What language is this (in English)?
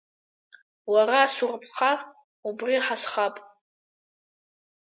Abkhazian